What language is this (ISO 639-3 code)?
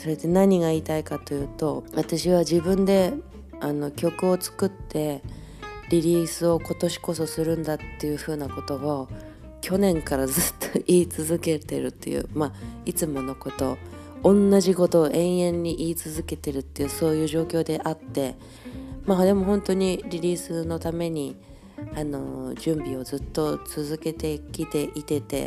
jpn